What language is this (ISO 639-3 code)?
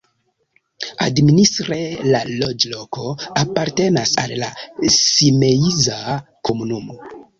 epo